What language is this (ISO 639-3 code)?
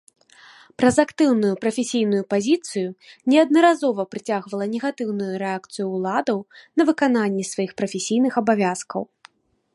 bel